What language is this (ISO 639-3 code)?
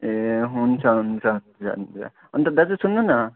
nep